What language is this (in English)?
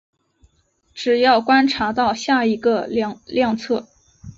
Chinese